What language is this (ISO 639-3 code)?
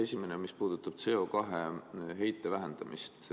est